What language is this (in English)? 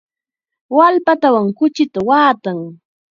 Chiquián Ancash Quechua